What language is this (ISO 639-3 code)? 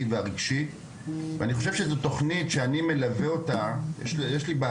heb